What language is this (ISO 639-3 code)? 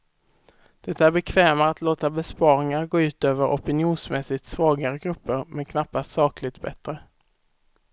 swe